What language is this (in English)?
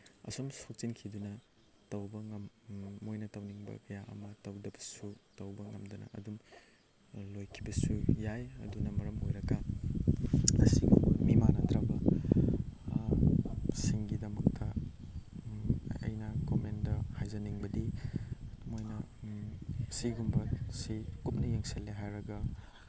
Manipuri